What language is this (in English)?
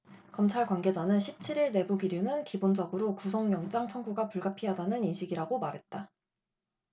Korean